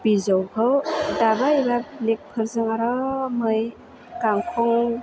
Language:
Bodo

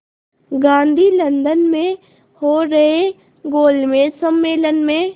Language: Hindi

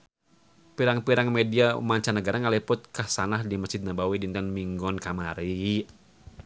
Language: Sundanese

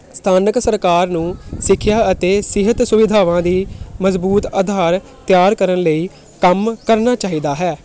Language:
Punjabi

